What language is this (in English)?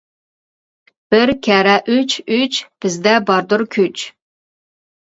Uyghur